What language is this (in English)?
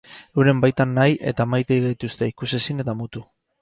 Basque